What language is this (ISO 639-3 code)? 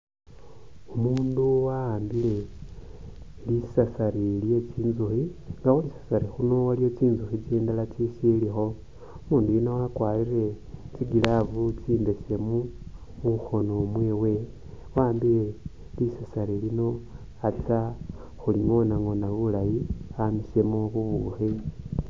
myx